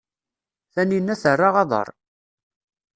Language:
Kabyle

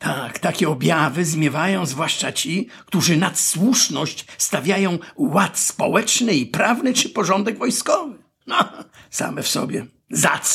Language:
Polish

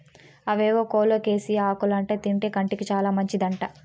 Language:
Telugu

